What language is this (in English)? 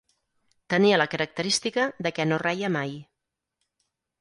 Catalan